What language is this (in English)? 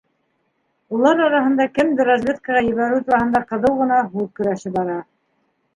Bashkir